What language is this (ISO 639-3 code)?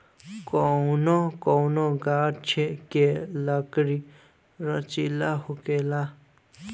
bho